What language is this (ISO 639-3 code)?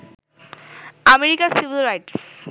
ben